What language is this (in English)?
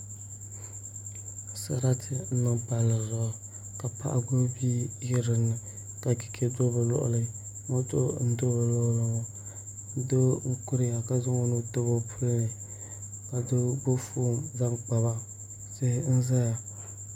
Dagbani